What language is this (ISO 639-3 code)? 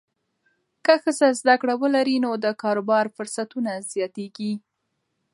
pus